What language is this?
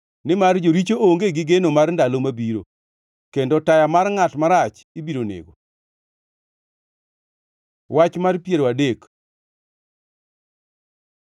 Luo (Kenya and Tanzania)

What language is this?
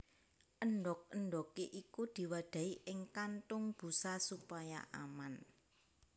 Javanese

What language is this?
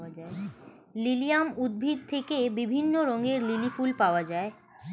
Bangla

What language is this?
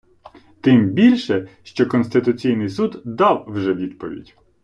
Ukrainian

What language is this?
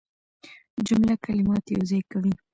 Pashto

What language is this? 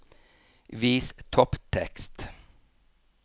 Norwegian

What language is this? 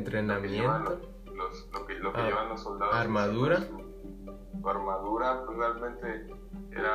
Spanish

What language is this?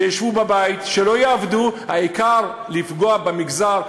Hebrew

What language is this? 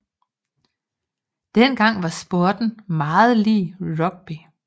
Danish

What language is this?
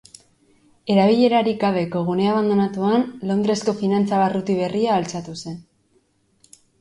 Basque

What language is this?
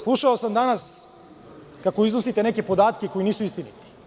Serbian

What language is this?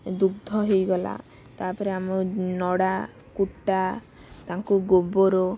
Odia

